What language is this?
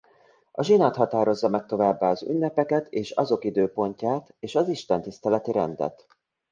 Hungarian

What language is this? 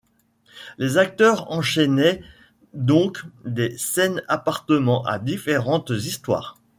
French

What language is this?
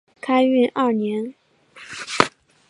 Chinese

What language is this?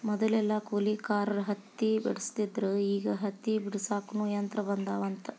Kannada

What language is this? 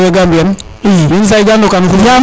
Serer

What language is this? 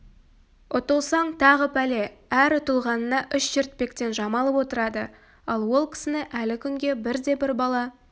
Kazakh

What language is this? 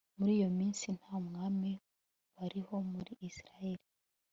Kinyarwanda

